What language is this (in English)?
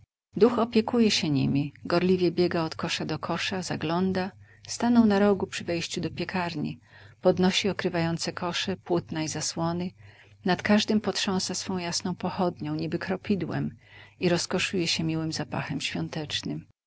Polish